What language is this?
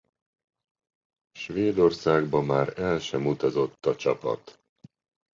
Hungarian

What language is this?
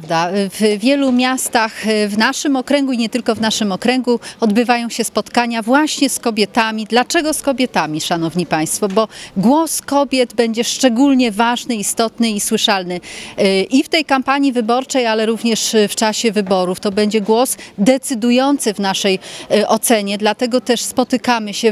Polish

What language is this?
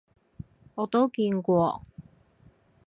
Cantonese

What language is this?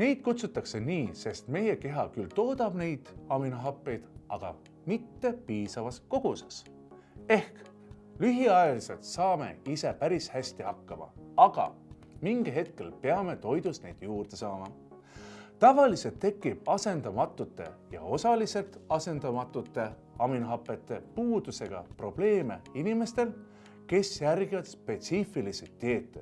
Estonian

